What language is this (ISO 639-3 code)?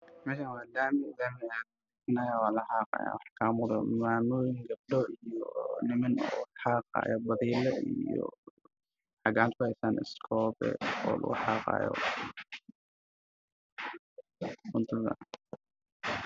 som